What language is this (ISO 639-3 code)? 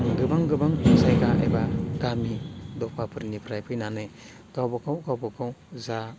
brx